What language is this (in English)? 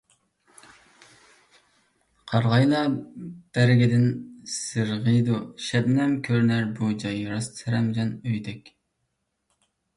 Uyghur